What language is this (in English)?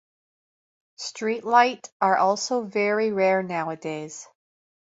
English